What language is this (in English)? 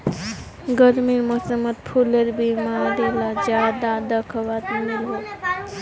Magahi